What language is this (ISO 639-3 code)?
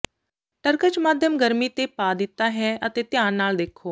pan